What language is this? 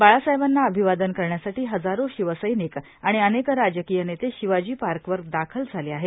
Marathi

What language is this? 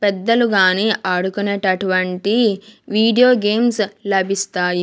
Telugu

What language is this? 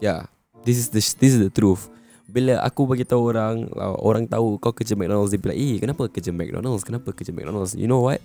Malay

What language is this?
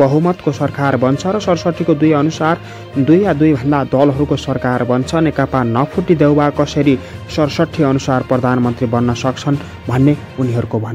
Hindi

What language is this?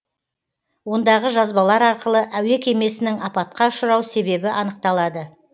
Kazakh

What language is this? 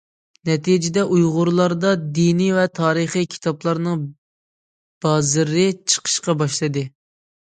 Uyghur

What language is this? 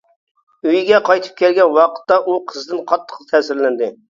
Uyghur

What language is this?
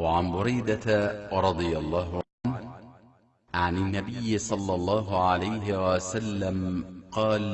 Arabic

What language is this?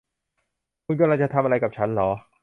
Thai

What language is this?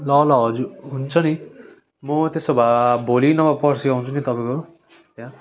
Nepali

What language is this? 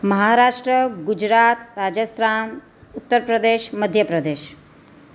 Gujarati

